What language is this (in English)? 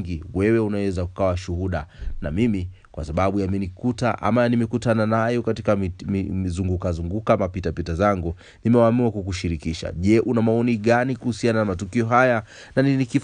Swahili